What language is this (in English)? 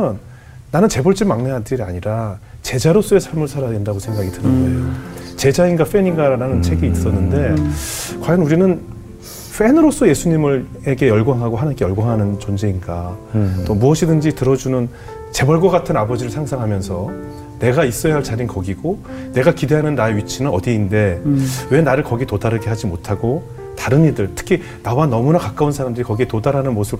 Korean